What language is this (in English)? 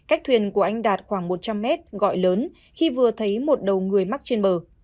Vietnamese